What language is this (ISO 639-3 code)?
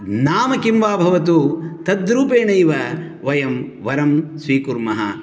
san